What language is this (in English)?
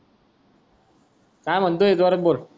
Marathi